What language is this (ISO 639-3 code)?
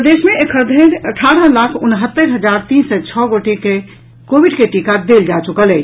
mai